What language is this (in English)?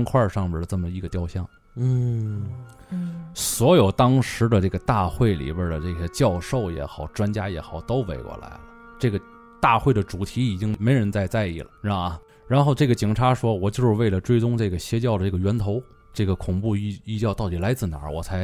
Chinese